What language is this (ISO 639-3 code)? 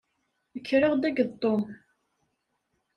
kab